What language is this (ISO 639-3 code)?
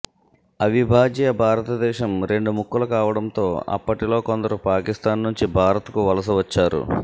tel